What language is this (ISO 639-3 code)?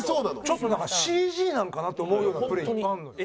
jpn